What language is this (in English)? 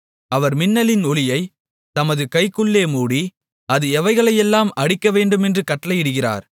Tamil